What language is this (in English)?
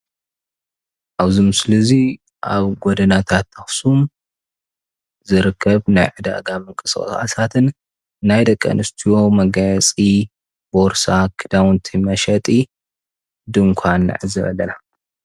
Tigrinya